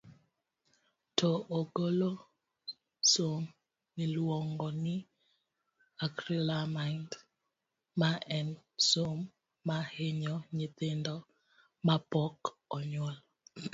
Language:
Luo (Kenya and Tanzania)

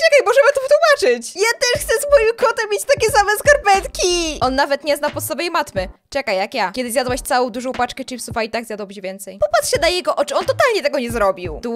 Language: Polish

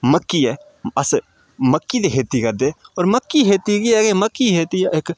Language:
Dogri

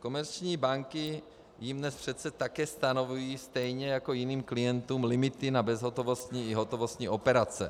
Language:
Czech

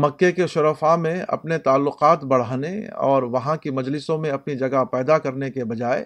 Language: Urdu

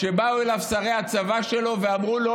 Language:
Hebrew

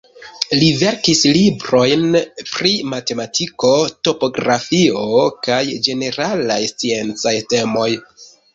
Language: Esperanto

